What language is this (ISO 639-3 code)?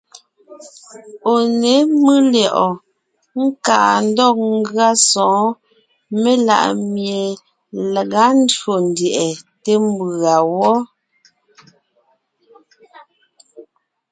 nnh